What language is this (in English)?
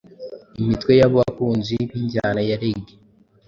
Kinyarwanda